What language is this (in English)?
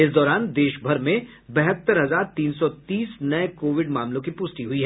Hindi